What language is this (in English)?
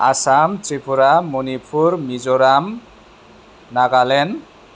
Bodo